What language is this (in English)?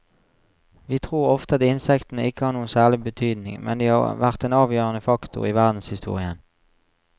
Norwegian